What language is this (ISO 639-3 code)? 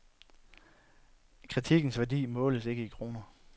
dan